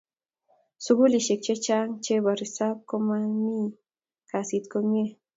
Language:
Kalenjin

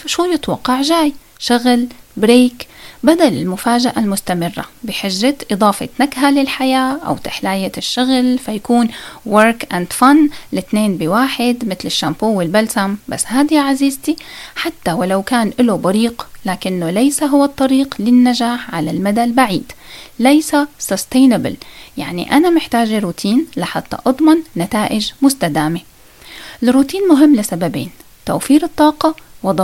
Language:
Arabic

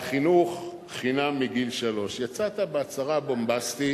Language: Hebrew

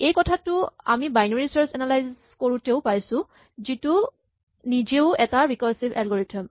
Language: Assamese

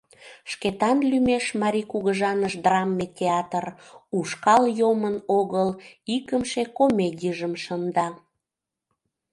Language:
Mari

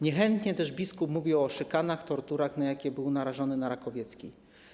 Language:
Polish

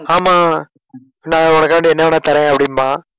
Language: Tamil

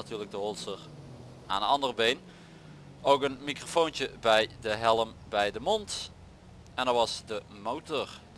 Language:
Dutch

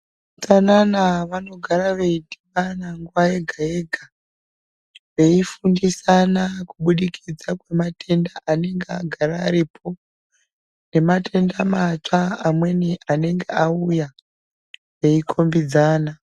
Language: Ndau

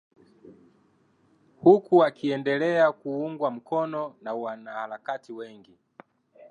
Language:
Swahili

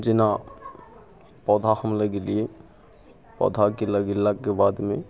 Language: Maithili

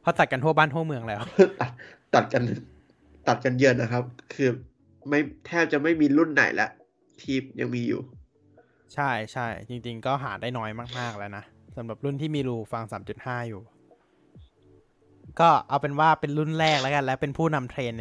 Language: Thai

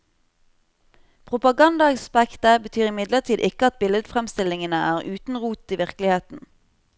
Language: Norwegian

